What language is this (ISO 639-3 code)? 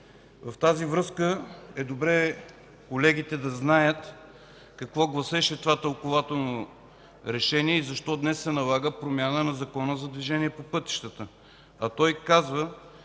bul